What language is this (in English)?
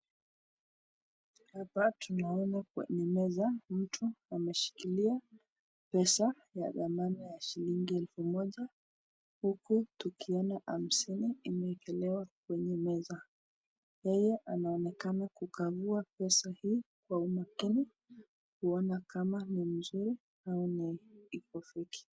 Swahili